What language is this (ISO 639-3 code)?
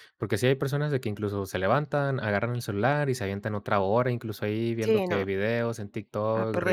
spa